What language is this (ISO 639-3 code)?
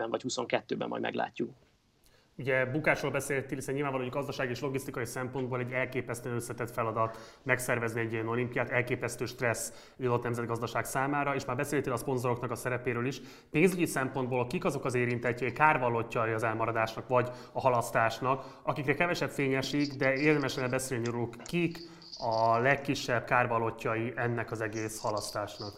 hun